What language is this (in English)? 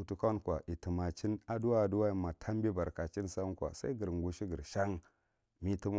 Marghi Central